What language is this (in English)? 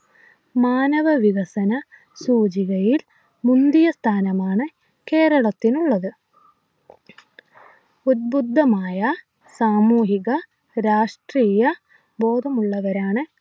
Malayalam